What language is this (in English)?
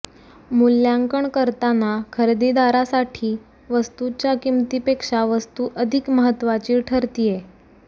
Marathi